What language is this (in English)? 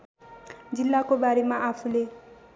Nepali